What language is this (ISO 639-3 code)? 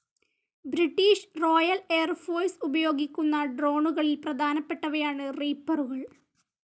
mal